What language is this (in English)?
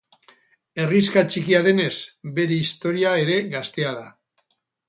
Basque